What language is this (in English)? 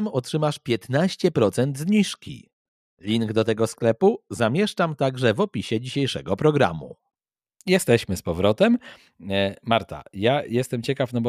Polish